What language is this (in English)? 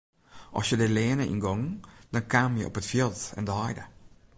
Western Frisian